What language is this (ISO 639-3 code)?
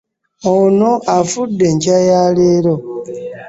lug